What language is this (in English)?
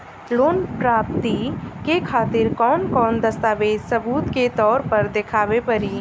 Bhojpuri